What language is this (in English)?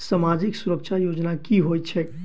Maithili